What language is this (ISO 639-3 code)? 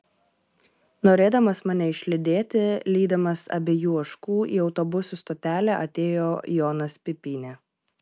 lit